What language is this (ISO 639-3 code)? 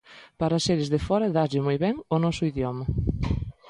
glg